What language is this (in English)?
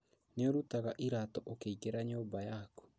Kikuyu